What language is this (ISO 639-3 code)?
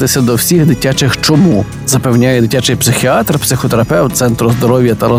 ukr